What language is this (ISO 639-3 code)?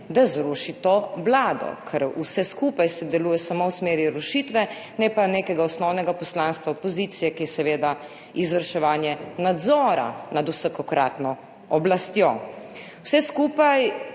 slv